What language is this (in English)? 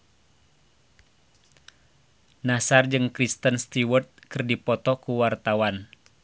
Sundanese